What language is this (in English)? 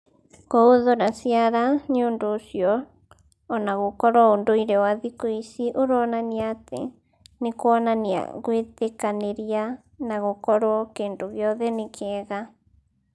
Kikuyu